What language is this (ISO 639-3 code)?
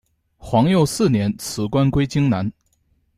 zho